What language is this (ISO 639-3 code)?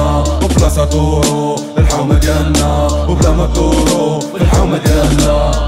ara